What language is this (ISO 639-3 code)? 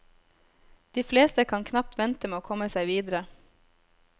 nor